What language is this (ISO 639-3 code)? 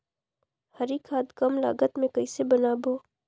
hne